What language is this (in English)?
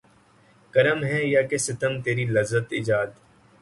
Urdu